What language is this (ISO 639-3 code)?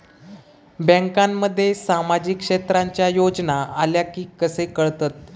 mar